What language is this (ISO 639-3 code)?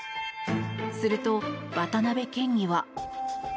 jpn